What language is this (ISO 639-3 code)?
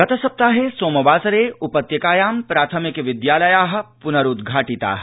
san